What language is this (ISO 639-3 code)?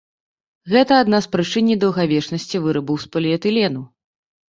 bel